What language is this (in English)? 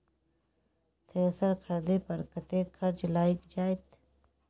Maithili